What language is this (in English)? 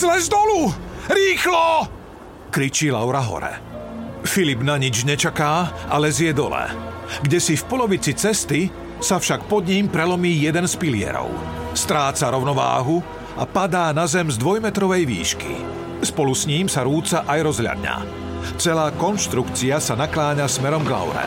Slovak